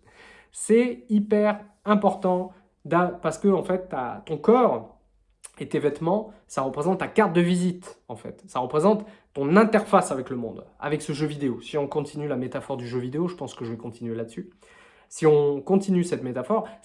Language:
French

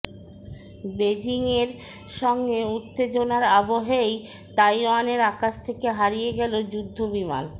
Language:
Bangla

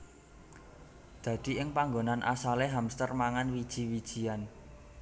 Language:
Javanese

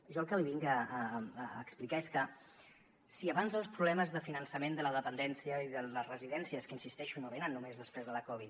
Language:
Catalan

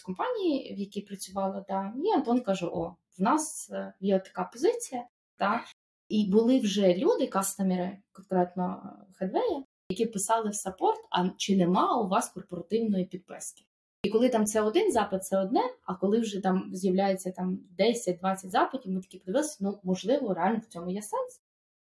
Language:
Ukrainian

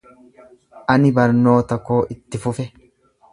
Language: Oromo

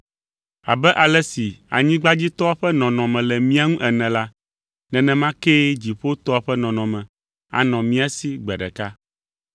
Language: Ewe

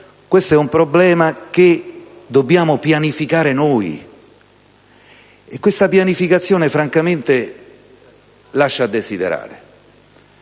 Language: Italian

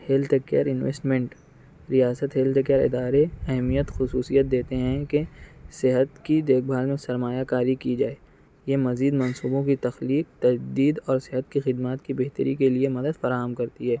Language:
Urdu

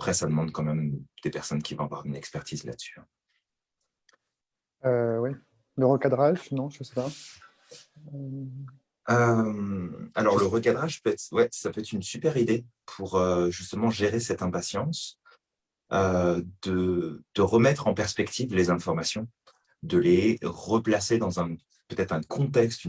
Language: French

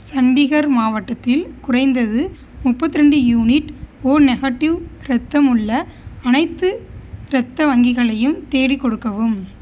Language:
Tamil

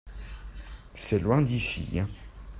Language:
French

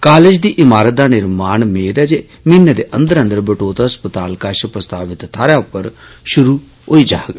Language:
Dogri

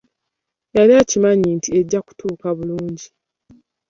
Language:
Ganda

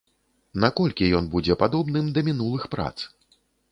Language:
Belarusian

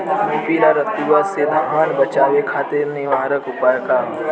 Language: Bhojpuri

